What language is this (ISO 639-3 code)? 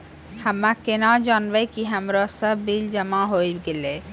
mai